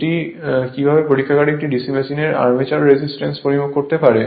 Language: Bangla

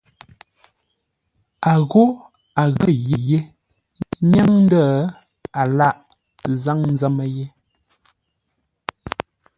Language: Ngombale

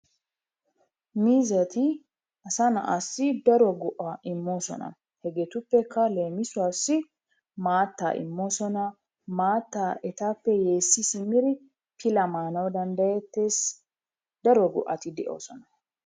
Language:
Wolaytta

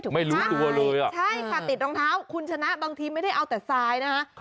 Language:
Thai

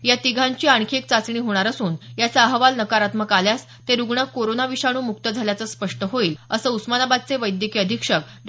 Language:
Marathi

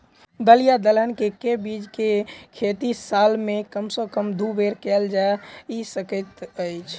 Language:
Maithili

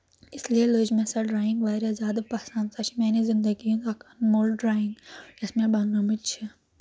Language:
Kashmiri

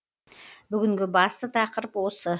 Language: Kazakh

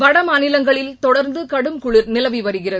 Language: Tamil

